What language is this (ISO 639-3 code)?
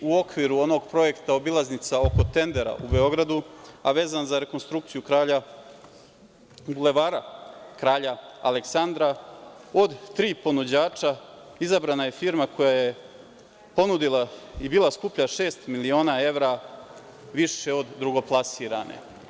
srp